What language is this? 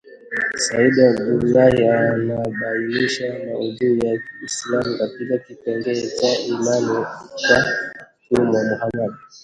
Swahili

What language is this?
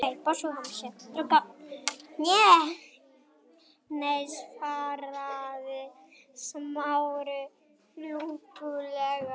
Icelandic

